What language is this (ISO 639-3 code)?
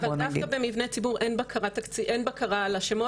heb